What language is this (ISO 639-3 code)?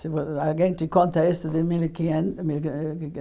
por